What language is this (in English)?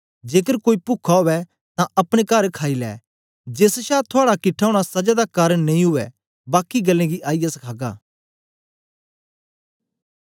Dogri